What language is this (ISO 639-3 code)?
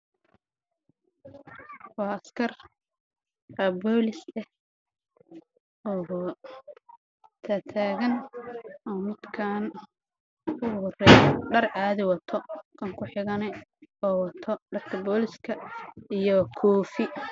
som